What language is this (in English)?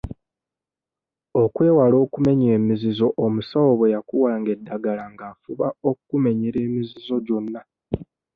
Ganda